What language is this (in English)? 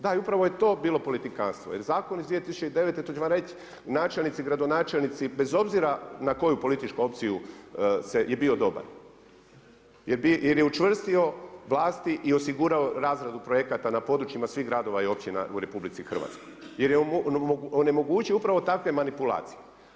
Croatian